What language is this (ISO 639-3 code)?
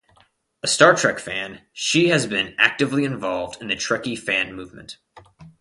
eng